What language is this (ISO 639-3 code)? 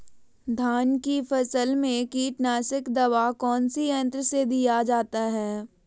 mag